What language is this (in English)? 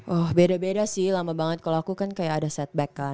Indonesian